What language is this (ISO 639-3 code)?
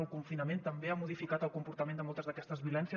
cat